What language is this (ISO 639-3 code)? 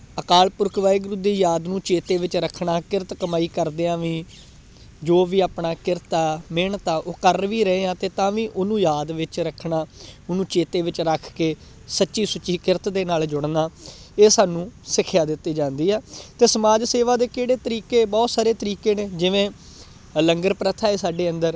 pan